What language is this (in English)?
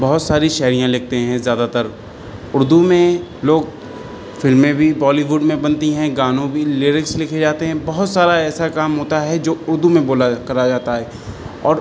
Urdu